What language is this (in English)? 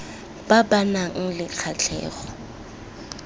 Tswana